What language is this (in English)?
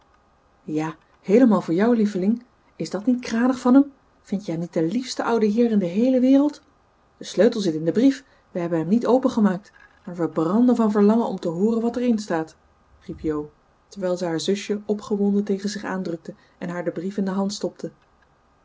Dutch